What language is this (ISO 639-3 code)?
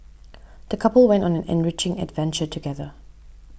eng